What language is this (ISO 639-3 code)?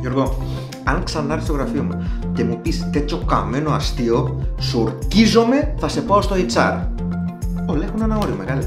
ell